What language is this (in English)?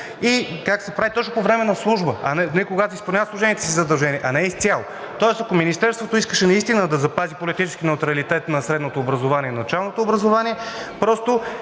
Bulgarian